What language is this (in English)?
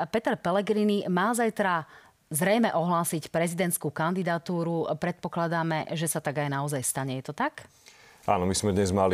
Slovak